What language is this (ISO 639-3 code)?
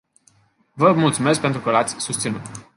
ron